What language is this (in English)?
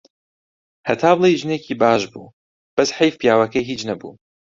Central Kurdish